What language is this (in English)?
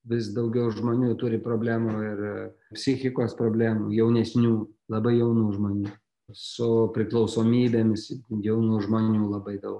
Lithuanian